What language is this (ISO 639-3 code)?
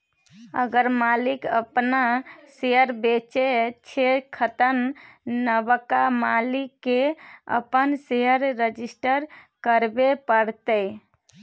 mai